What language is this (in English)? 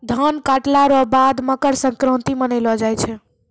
Maithili